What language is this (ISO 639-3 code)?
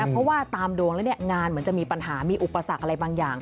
tha